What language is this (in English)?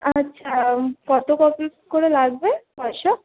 Bangla